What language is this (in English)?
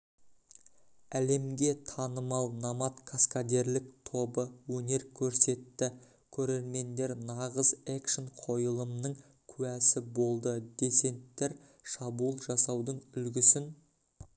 Kazakh